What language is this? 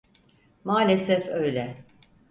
Turkish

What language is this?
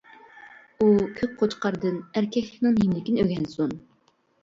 Uyghur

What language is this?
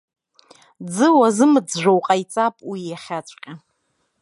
Abkhazian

